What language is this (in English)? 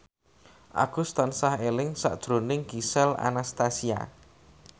Javanese